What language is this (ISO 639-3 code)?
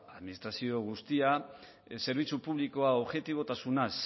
eus